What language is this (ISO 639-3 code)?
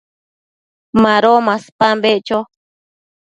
mcf